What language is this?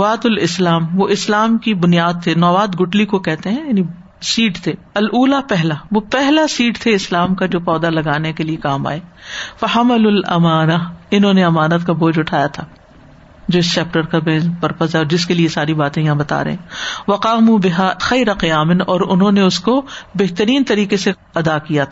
Urdu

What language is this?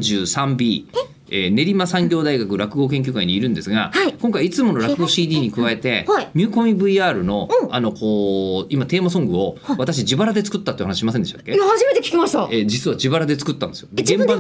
Japanese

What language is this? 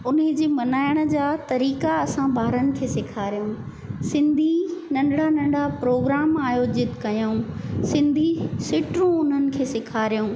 Sindhi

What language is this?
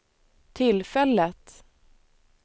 Swedish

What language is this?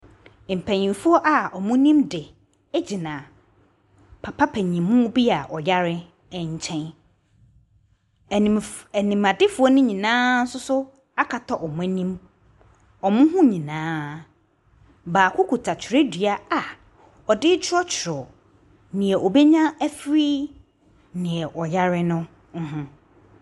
Akan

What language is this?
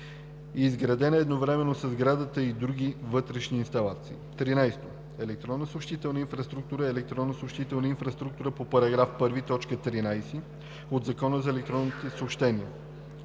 Bulgarian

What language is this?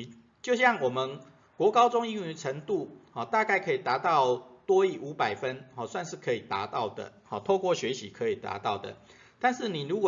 Chinese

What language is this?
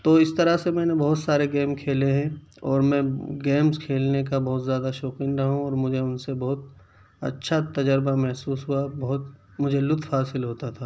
Urdu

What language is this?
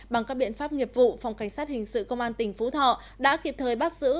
Vietnamese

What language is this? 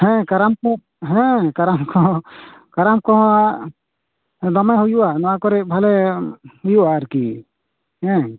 Santali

